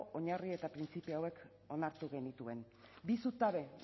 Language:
Basque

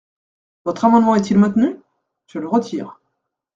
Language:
French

